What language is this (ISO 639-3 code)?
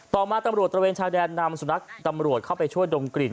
tha